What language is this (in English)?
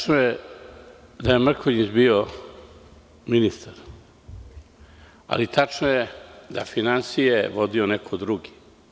Serbian